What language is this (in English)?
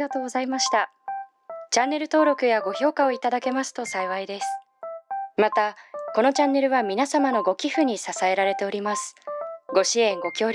Japanese